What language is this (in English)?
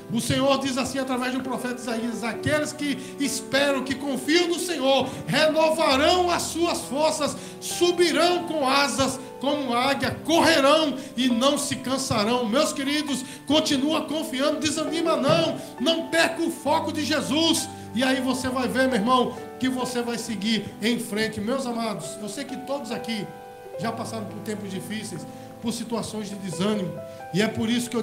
Portuguese